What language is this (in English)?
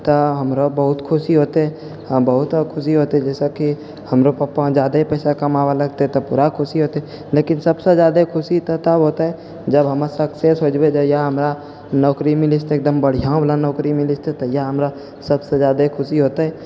Maithili